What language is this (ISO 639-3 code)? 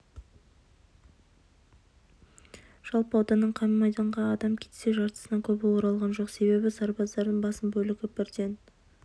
kaz